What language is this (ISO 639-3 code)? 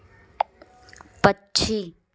hin